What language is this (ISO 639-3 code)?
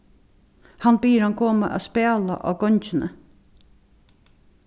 fao